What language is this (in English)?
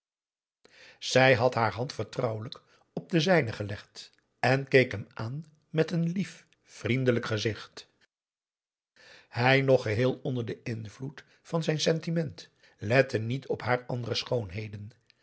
Dutch